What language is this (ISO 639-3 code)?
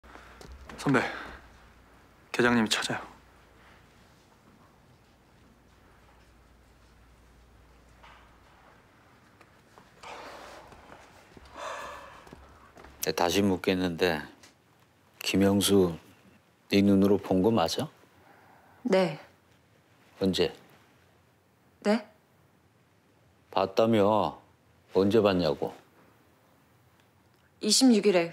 kor